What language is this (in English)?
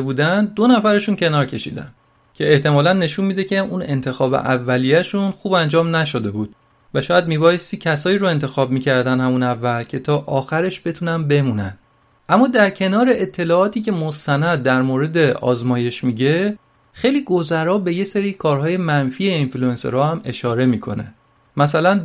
Persian